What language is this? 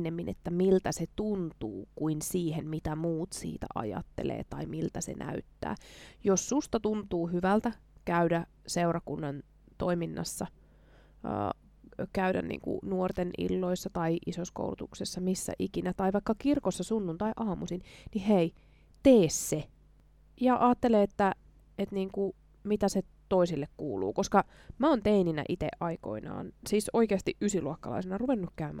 Finnish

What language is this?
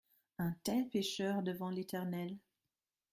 French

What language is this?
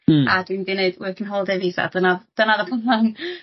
Welsh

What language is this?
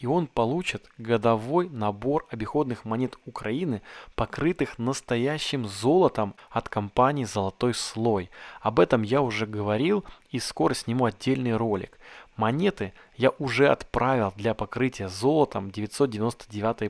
Russian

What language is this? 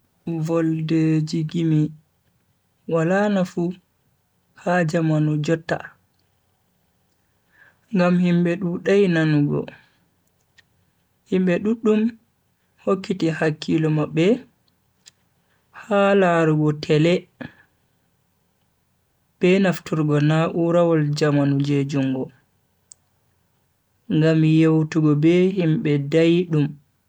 Bagirmi Fulfulde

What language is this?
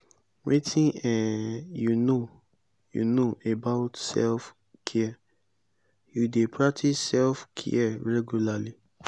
Nigerian Pidgin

